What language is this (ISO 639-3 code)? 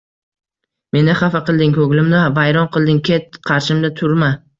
uzb